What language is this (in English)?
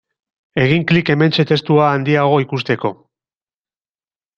Basque